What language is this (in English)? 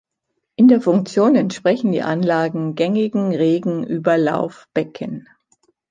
German